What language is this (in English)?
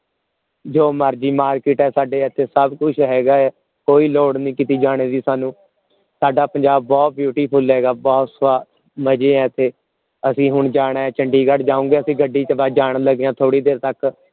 Punjabi